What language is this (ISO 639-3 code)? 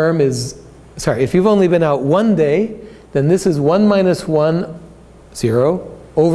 eng